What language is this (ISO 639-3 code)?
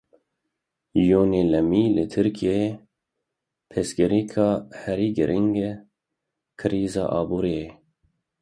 kur